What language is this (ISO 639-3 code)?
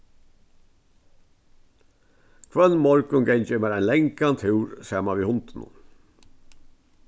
fao